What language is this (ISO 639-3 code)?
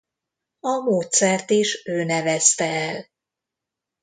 hun